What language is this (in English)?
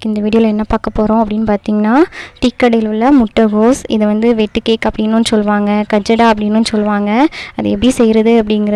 Indonesian